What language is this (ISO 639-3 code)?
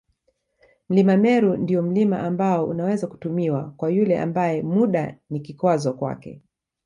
swa